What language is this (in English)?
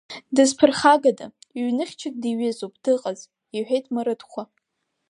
Abkhazian